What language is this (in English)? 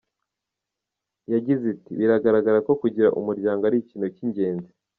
Kinyarwanda